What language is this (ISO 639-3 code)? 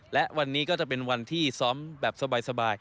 tha